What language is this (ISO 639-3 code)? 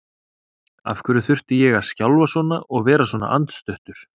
isl